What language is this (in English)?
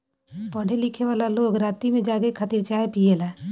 Bhojpuri